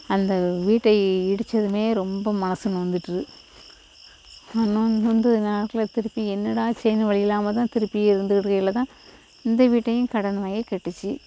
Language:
Tamil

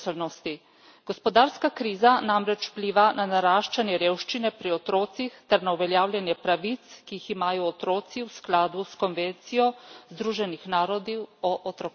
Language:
Slovenian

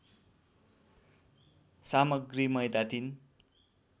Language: Nepali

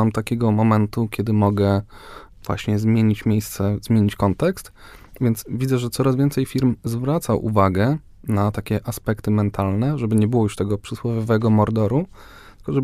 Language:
Polish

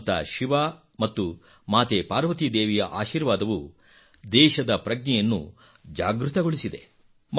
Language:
Kannada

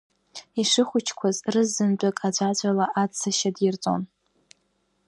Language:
Abkhazian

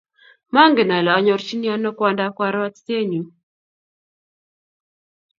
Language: Kalenjin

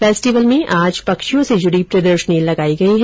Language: Hindi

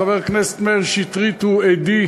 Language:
Hebrew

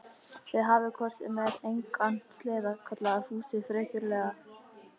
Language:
Icelandic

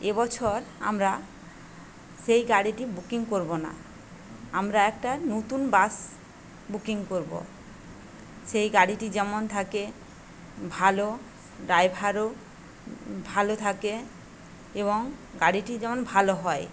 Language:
Bangla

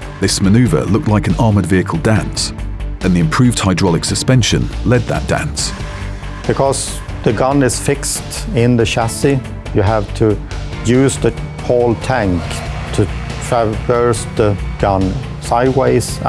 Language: English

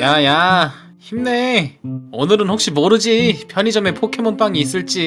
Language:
Korean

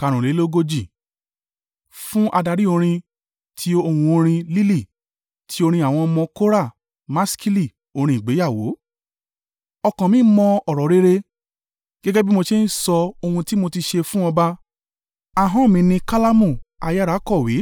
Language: Yoruba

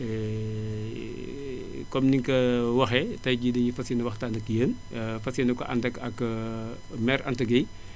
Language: Wolof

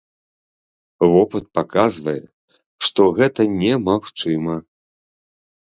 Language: Belarusian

